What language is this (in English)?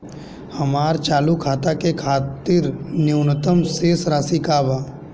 Bhojpuri